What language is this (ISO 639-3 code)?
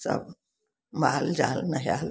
mai